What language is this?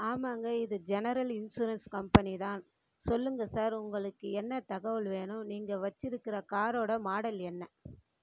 Tamil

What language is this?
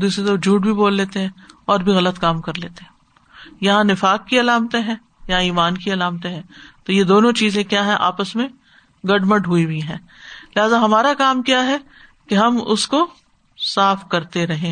Urdu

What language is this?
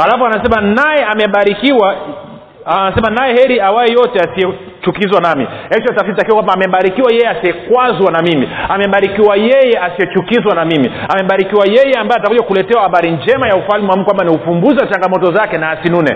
Swahili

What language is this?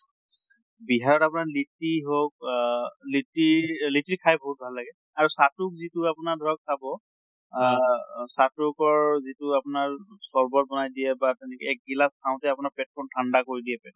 Assamese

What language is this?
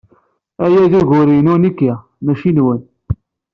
Kabyle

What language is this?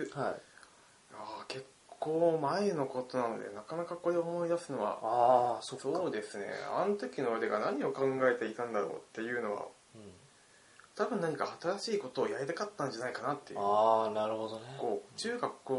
Japanese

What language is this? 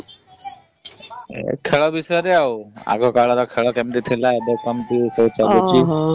Odia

